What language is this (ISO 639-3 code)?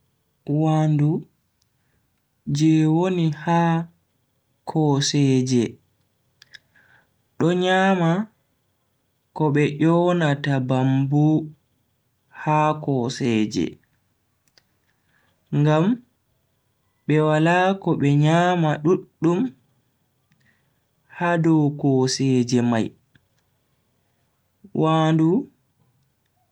fui